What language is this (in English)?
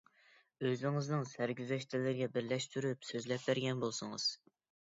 Uyghur